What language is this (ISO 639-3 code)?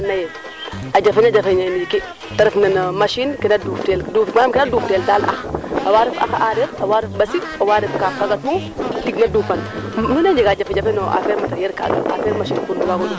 srr